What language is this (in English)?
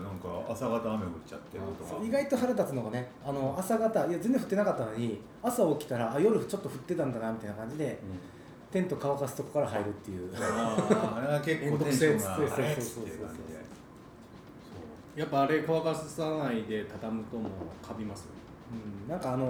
Japanese